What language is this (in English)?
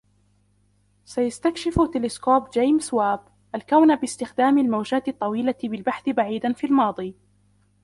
Arabic